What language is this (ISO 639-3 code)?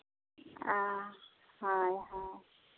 sat